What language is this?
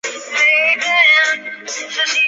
Chinese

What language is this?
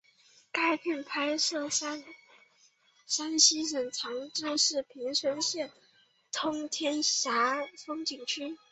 Chinese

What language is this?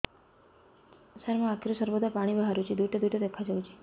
Odia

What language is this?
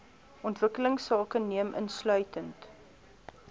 Afrikaans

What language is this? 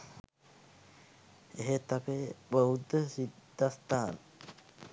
Sinhala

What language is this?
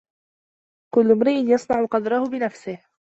Arabic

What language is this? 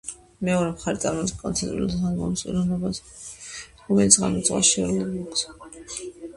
Georgian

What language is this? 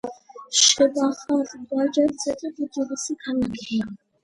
Georgian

